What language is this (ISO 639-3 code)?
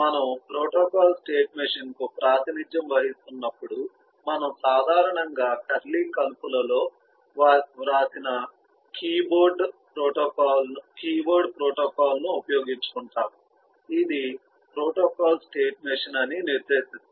tel